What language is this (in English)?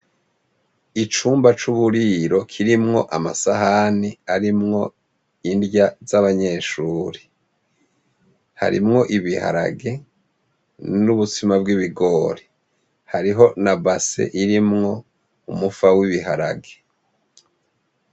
Rundi